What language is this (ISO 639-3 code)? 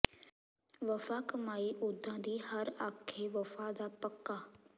pan